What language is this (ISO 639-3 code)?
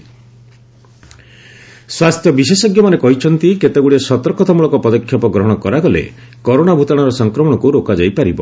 ori